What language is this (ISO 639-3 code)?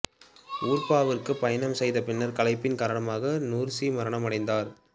tam